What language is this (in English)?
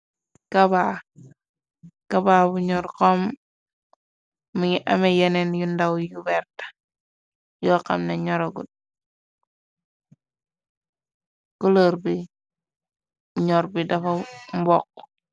Wolof